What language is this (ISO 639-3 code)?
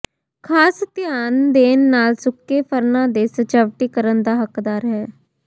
pan